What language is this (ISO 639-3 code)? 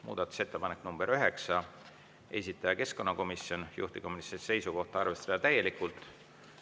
est